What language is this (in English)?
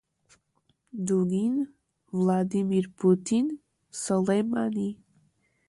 Portuguese